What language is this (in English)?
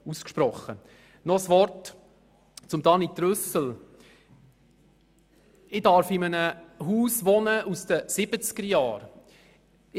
Swiss German